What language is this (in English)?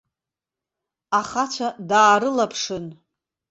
Abkhazian